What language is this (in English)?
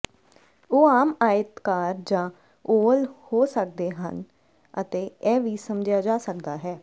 Punjabi